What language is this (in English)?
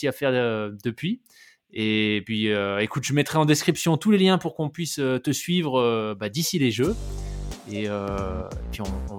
French